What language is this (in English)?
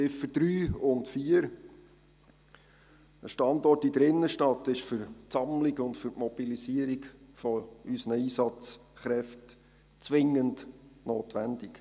Swiss German